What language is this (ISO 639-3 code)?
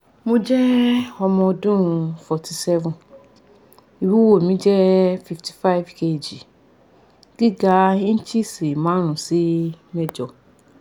yor